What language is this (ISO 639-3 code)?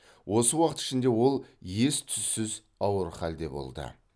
kaz